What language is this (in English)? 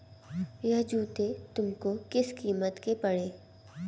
Hindi